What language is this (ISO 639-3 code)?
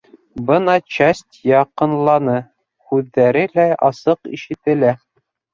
bak